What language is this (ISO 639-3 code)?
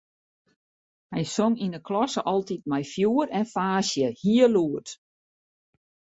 fry